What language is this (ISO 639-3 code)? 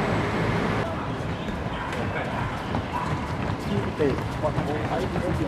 tha